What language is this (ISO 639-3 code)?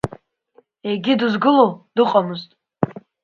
abk